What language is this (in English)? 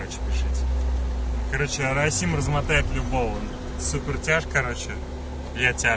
Russian